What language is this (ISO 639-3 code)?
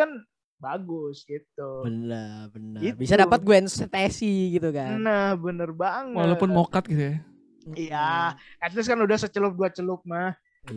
ind